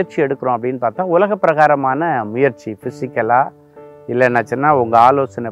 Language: Romanian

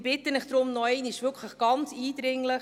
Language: Swiss German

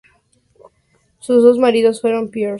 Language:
Spanish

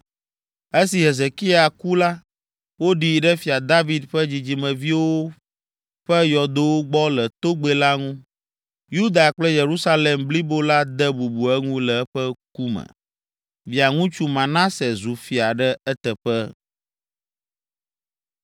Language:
Ewe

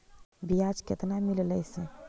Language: Magahi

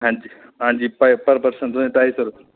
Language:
Dogri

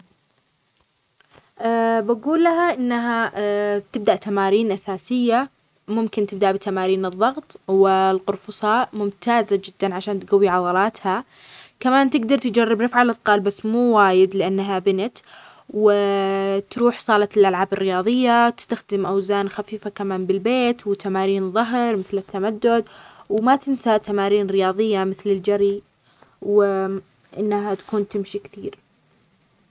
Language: Omani Arabic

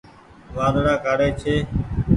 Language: Goaria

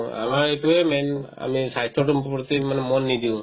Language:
Assamese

